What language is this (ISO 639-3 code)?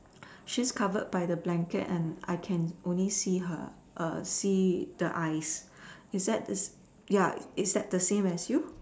eng